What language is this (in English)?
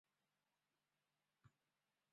Chinese